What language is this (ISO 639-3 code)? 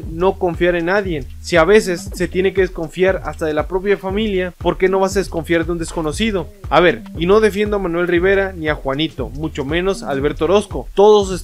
spa